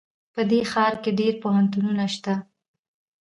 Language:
Pashto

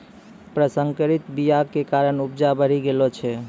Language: Maithili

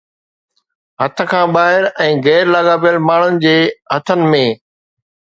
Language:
Sindhi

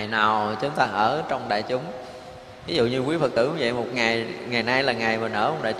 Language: Vietnamese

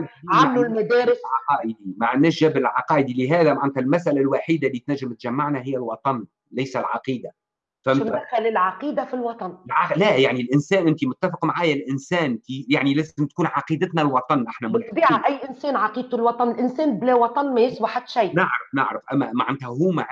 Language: Arabic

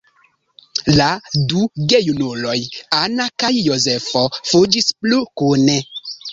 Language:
Esperanto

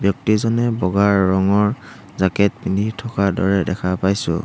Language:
Assamese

